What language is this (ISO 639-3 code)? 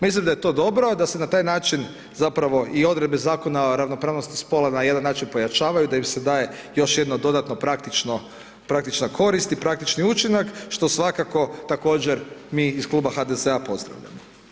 hrv